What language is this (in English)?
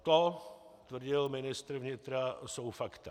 Czech